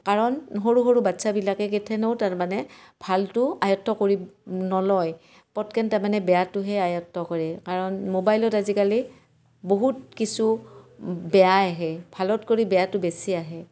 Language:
Assamese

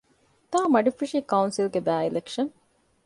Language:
Divehi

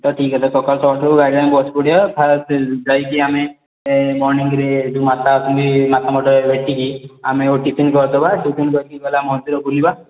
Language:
Odia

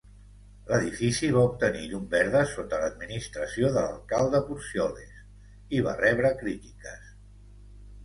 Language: Catalan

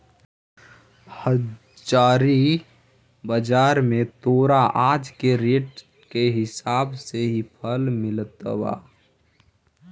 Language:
Magahi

